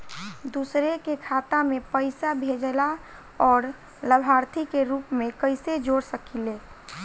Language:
Bhojpuri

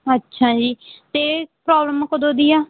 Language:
Punjabi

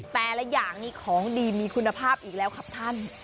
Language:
Thai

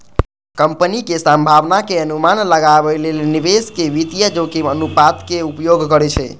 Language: Maithili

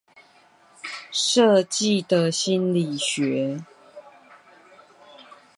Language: Chinese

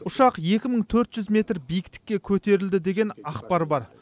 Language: Kazakh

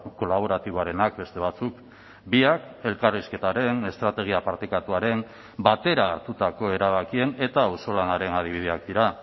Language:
Basque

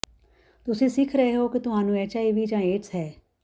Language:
Punjabi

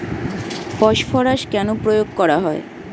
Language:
Bangla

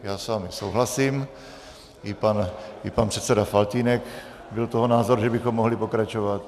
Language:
Czech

